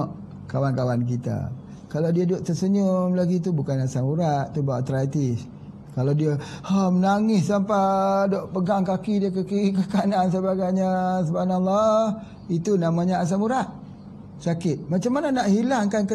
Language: Malay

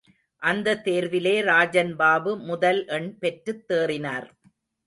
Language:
Tamil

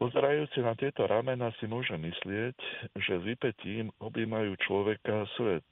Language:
Slovak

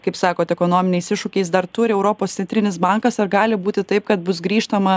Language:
Lithuanian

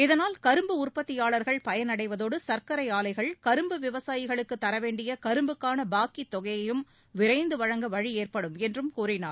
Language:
Tamil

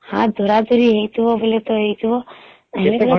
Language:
Odia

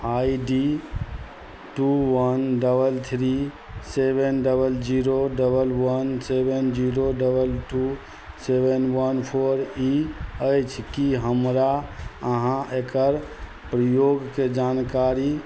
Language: Maithili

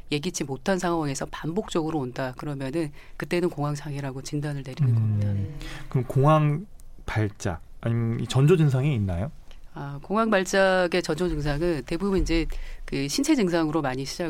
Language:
Korean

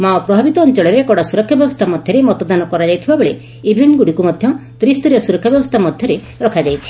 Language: Odia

